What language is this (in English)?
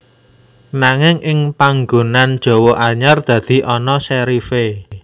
Javanese